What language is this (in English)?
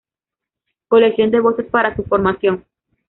Spanish